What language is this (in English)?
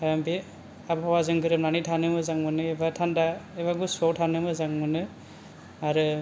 Bodo